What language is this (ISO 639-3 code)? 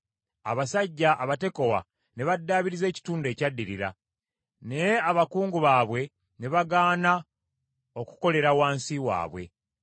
lug